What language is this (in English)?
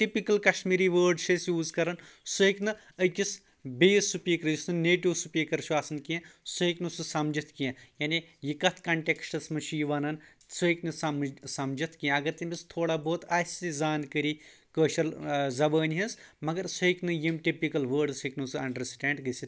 Kashmiri